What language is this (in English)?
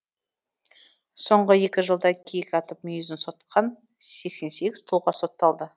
Kazakh